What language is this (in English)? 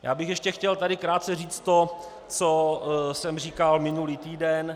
Czech